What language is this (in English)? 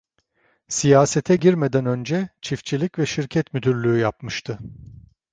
Turkish